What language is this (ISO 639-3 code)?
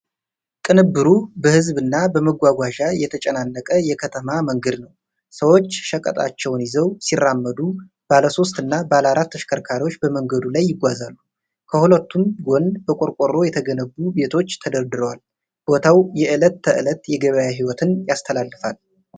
amh